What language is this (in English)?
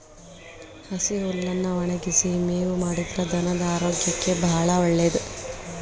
Kannada